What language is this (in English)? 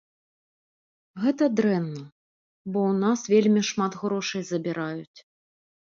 Belarusian